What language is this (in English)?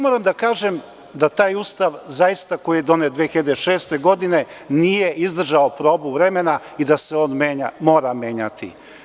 Serbian